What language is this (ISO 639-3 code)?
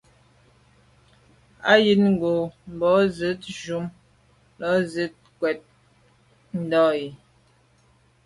byv